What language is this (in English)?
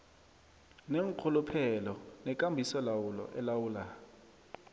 South Ndebele